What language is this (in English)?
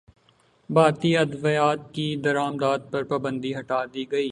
Urdu